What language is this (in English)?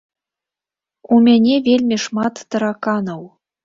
Belarusian